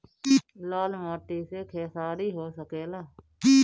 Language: Bhojpuri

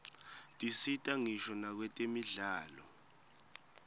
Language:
Swati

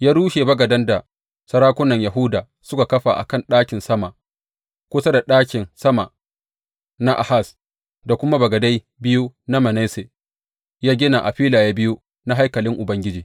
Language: Hausa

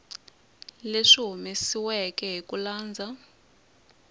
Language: Tsonga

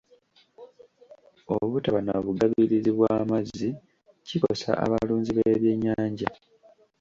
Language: Ganda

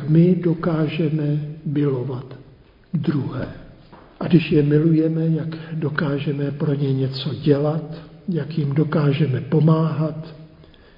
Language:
Czech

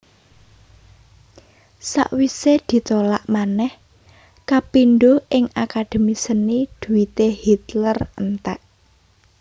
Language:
Javanese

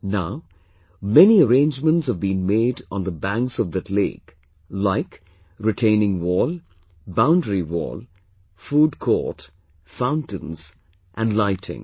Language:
English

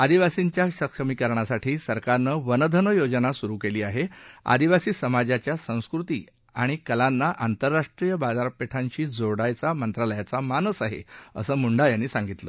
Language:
Marathi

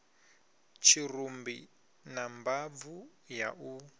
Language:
Venda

